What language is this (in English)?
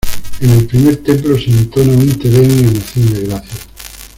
Spanish